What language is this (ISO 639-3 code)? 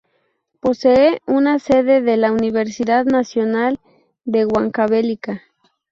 spa